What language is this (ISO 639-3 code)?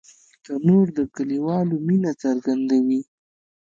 pus